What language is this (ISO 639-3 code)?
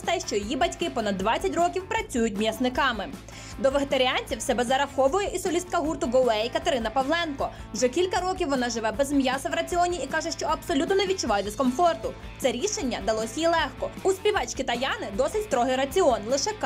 ukr